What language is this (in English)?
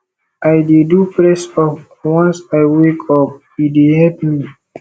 Nigerian Pidgin